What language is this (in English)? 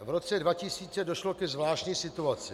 Czech